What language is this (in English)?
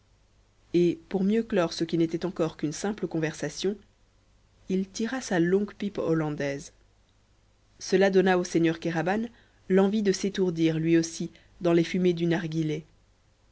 French